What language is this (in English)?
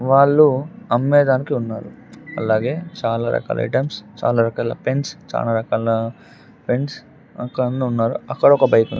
Telugu